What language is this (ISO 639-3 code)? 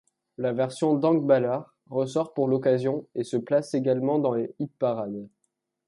fra